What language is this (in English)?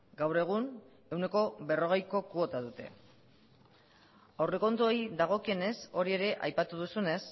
Basque